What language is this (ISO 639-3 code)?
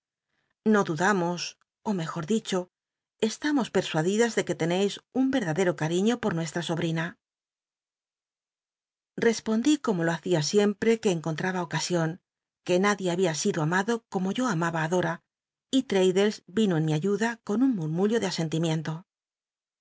spa